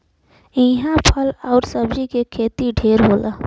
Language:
Bhojpuri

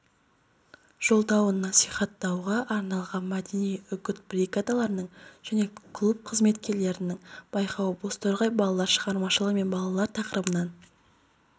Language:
Kazakh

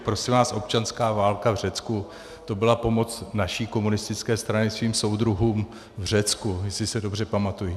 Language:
Czech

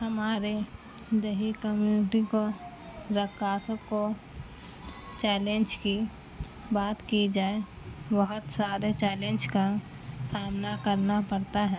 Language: Urdu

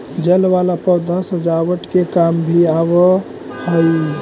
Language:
Magahi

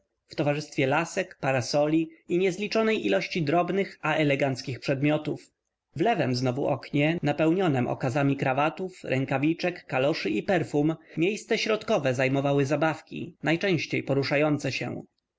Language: Polish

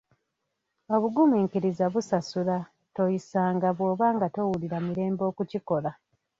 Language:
Ganda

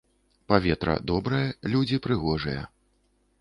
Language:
Belarusian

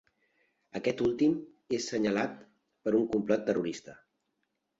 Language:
Catalan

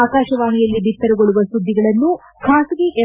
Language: Kannada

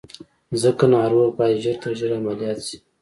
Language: Pashto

